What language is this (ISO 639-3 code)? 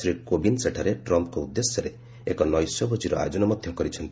ori